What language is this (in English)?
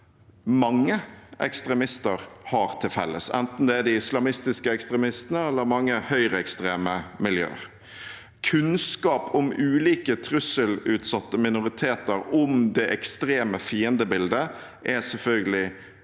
Norwegian